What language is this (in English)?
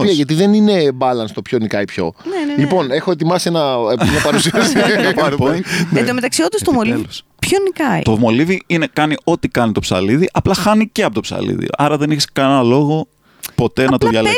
Greek